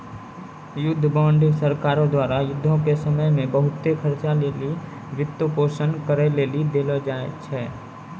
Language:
Maithili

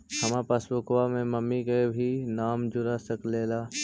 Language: Magahi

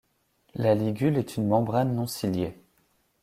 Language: French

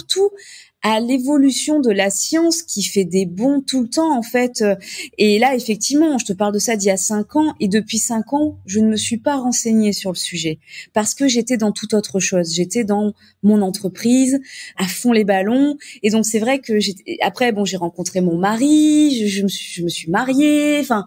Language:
French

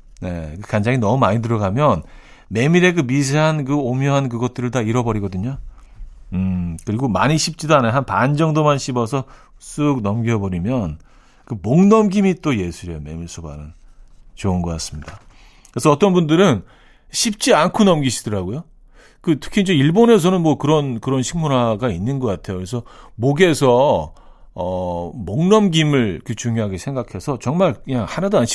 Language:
Korean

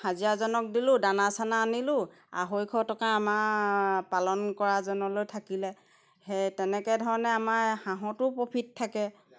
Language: Assamese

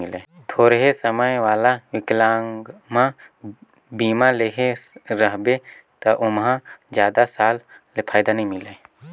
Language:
Chhattisgarhi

